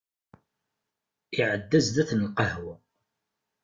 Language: Kabyle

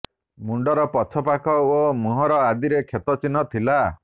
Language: Odia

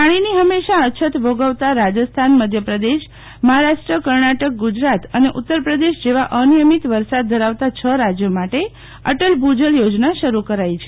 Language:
Gujarati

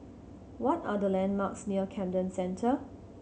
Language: English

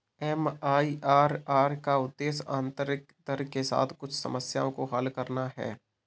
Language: Hindi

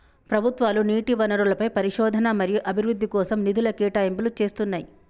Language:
Telugu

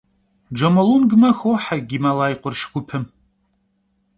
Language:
Kabardian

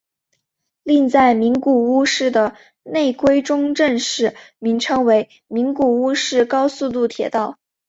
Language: Chinese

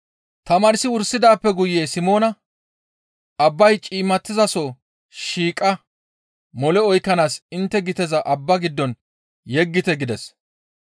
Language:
Gamo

